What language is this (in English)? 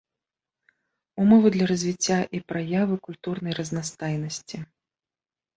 Belarusian